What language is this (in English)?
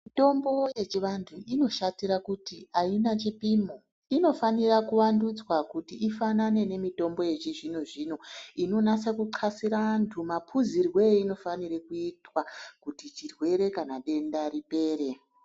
Ndau